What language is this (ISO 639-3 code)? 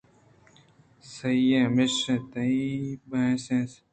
bgp